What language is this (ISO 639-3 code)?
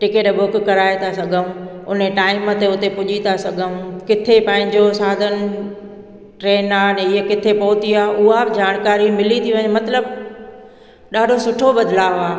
snd